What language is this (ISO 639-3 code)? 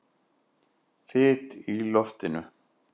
isl